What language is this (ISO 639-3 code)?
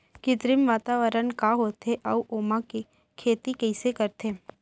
hne